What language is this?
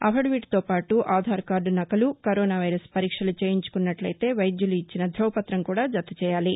Telugu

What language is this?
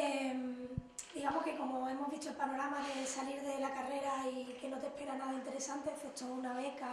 Spanish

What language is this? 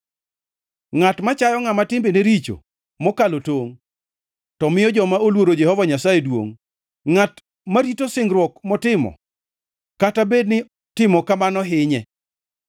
Luo (Kenya and Tanzania)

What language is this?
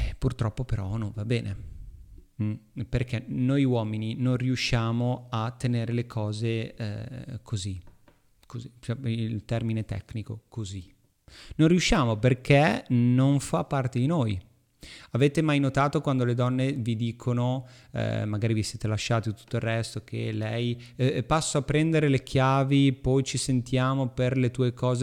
Italian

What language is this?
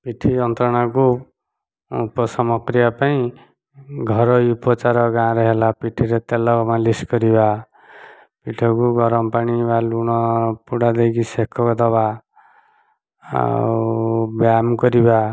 Odia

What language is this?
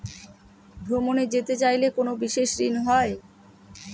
Bangla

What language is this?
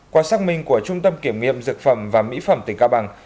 Vietnamese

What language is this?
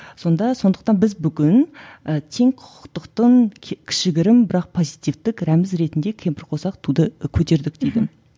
Kazakh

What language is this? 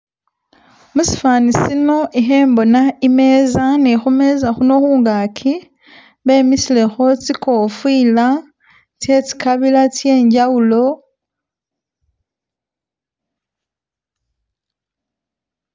Masaaba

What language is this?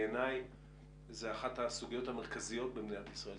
Hebrew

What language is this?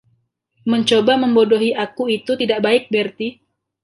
Indonesian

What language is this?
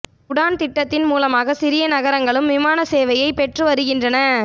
Tamil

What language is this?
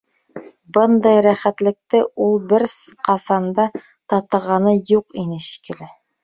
Bashkir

